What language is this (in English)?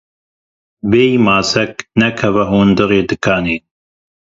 Kurdish